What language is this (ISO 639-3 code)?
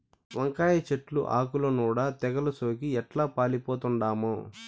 tel